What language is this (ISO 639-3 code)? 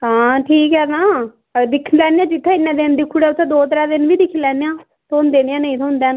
doi